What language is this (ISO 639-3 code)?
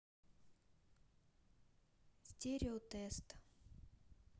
rus